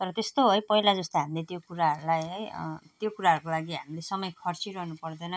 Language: Nepali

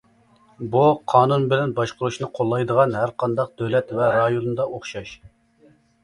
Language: Uyghur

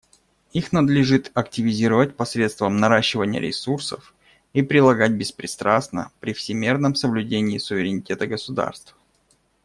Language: Russian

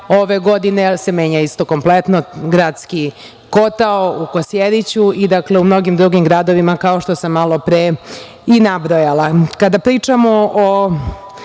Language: Serbian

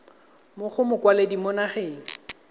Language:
Tswana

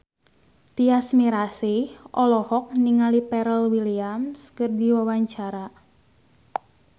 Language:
Sundanese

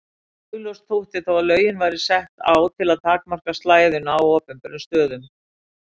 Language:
Icelandic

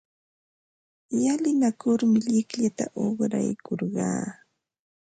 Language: Ambo-Pasco Quechua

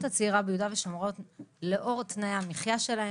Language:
Hebrew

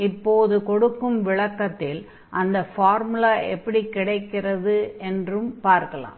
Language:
Tamil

